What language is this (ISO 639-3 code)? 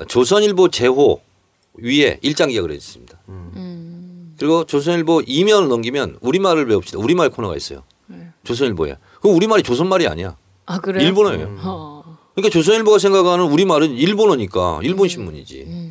kor